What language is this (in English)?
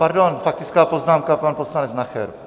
Czech